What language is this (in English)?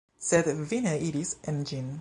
Esperanto